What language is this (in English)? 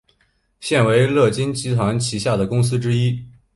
Chinese